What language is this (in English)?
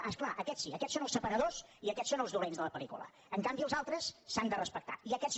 Catalan